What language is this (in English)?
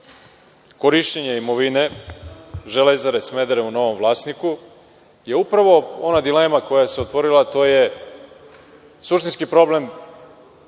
Serbian